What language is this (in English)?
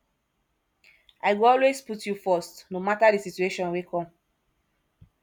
Nigerian Pidgin